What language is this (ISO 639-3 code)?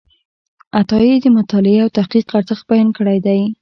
pus